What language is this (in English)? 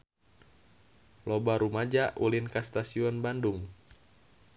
Sundanese